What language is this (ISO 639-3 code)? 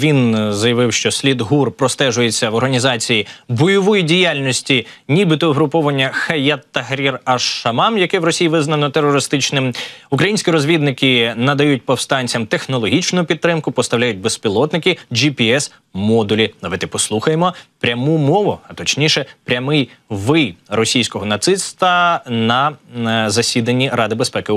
ukr